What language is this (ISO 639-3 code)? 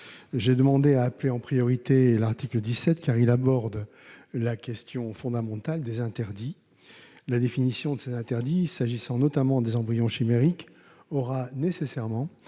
fra